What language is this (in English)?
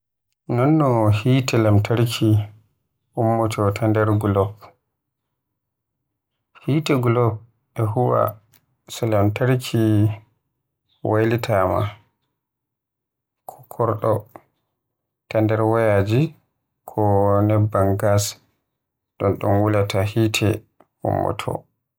Western Niger Fulfulde